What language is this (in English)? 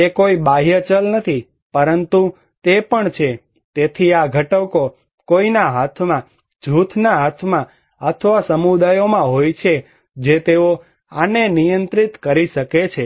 Gujarati